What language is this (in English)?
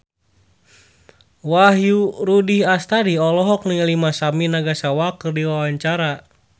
Sundanese